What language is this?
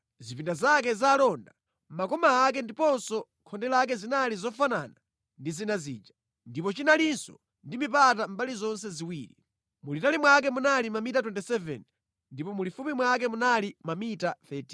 Nyanja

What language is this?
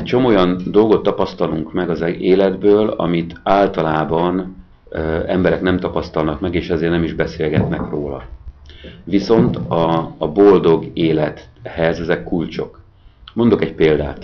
Hungarian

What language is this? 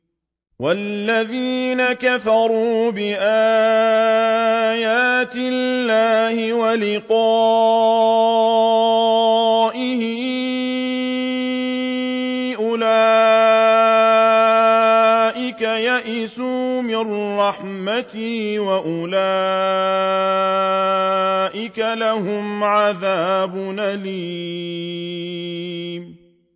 Arabic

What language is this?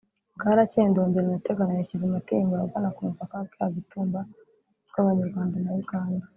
Kinyarwanda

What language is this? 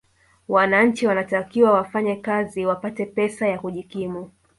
Swahili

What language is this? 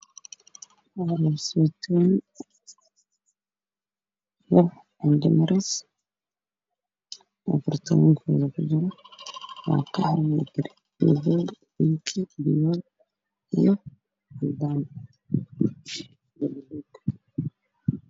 Somali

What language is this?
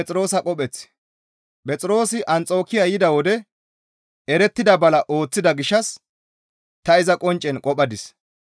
Gamo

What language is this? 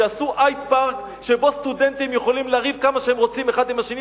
Hebrew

